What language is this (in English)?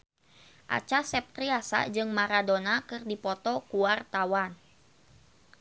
Sundanese